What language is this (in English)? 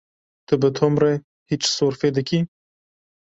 Kurdish